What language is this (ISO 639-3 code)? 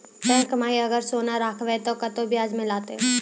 mai